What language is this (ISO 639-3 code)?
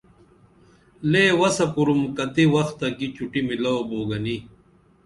dml